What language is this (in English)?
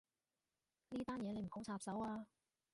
Cantonese